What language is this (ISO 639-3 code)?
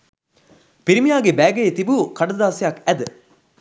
sin